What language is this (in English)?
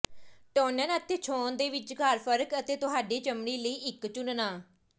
Punjabi